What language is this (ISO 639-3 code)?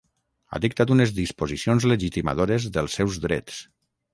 cat